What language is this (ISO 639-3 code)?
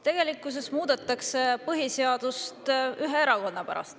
est